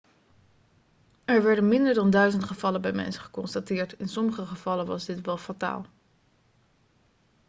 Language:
Dutch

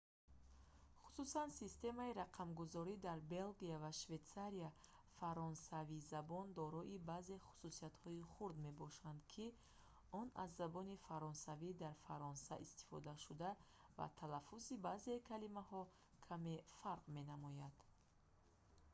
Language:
Tajik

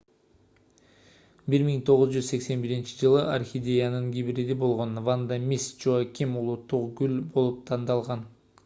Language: Kyrgyz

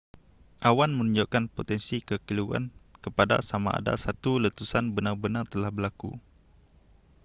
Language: Malay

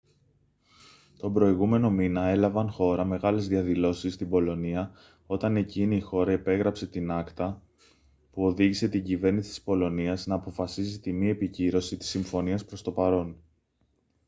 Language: Greek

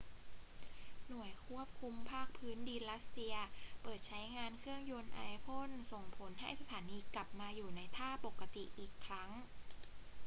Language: Thai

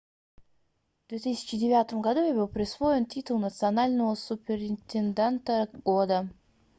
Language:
Russian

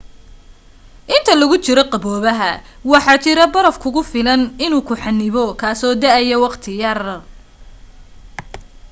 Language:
Somali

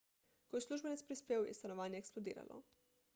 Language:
Slovenian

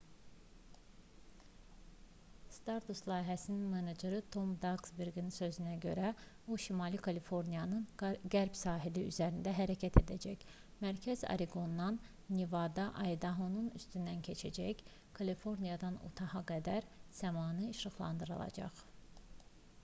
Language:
Azerbaijani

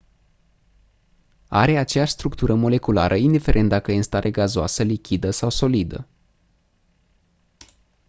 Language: Romanian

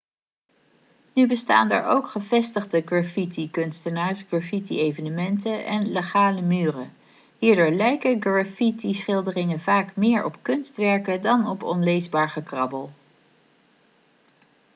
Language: Dutch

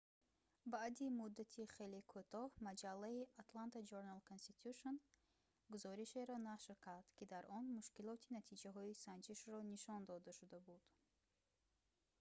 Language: Tajik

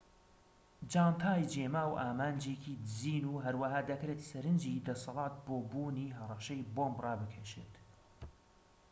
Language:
Central Kurdish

